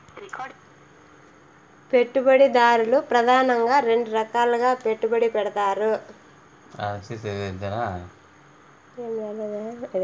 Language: Telugu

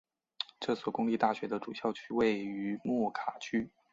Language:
Chinese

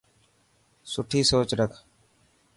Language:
Dhatki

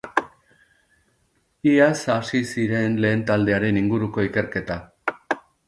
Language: Basque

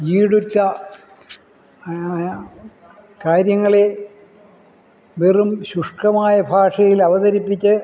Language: Malayalam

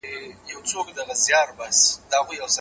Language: Pashto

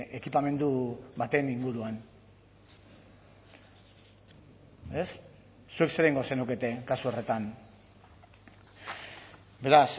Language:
Basque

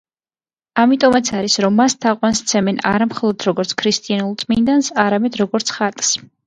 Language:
Georgian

